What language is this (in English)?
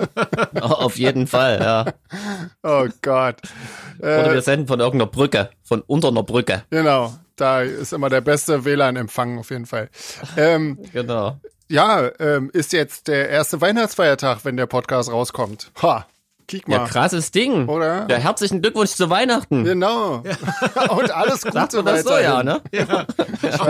German